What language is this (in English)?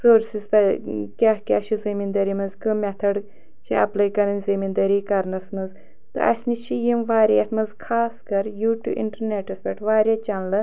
Kashmiri